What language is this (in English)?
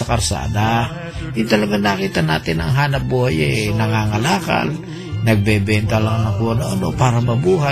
Filipino